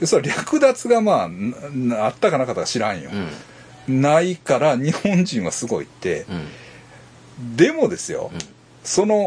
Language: Japanese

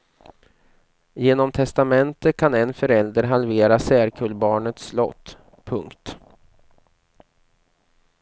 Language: Swedish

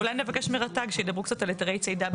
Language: Hebrew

